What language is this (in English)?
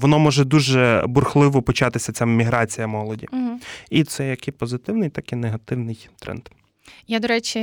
Ukrainian